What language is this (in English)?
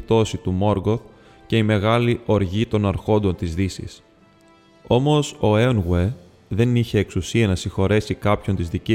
Greek